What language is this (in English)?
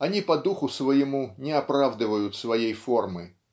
Russian